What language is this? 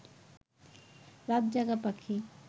Bangla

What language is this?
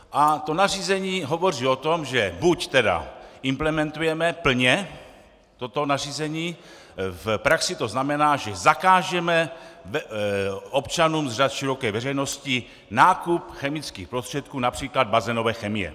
Czech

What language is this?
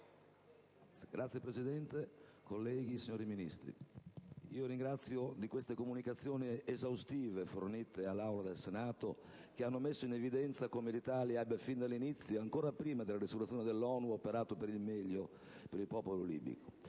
Italian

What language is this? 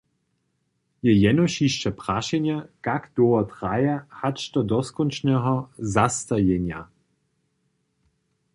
Upper Sorbian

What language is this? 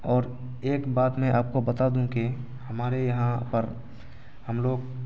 Urdu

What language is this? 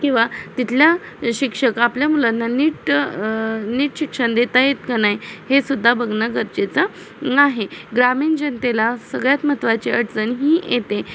Marathi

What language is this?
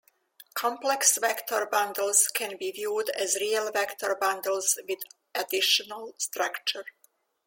English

